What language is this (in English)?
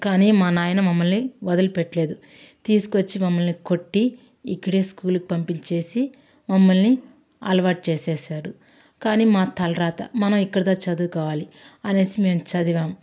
Telugu